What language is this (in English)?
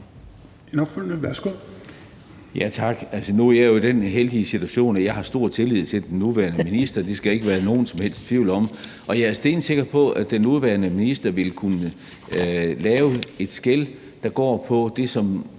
Danish